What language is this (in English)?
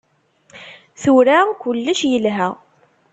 Kabyle